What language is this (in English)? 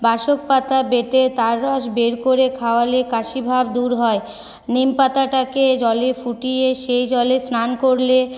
Bangla